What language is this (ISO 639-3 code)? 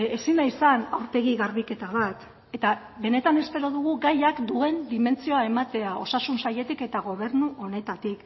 eus